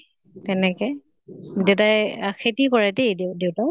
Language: Assamese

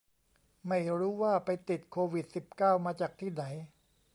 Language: Thai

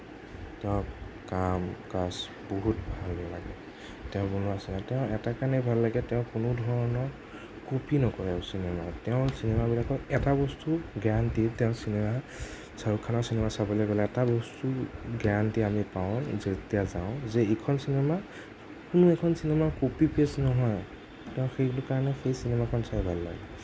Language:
Assamese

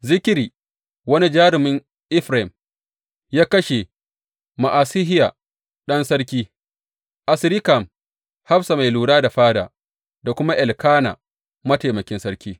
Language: Hausa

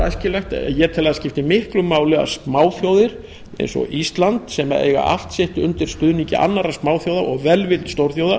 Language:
Icelandic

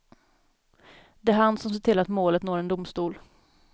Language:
Swedish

